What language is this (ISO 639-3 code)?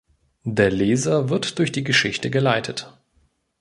deu